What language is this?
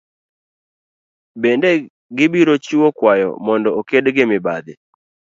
Luo (Kenya and Tanzania)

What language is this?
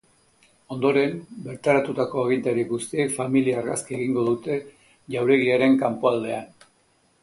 Basque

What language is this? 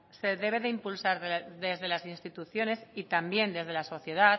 Spanish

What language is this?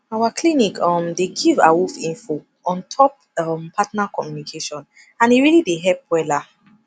Nigerian Pidgin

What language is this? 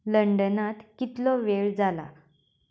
Konkani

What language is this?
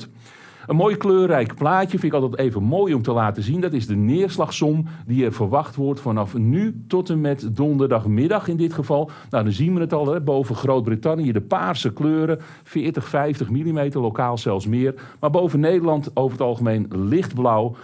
Dutch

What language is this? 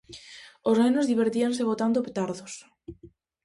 Galician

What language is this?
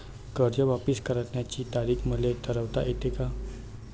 Marathi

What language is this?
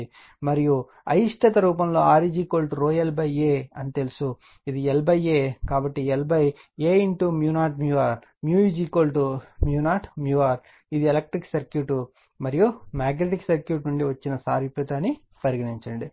Telugu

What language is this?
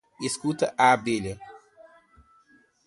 Portuguese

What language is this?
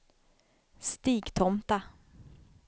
Swedish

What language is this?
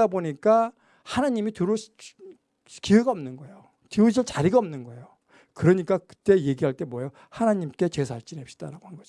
Korean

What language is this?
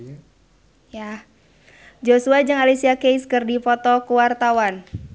Sundanese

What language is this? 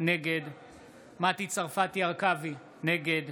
Hebrew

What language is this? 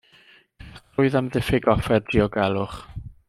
Welsh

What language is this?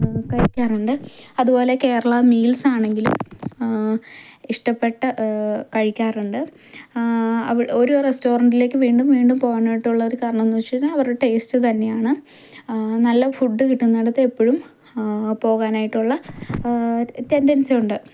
Malayalam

